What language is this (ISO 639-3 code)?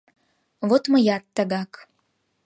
chm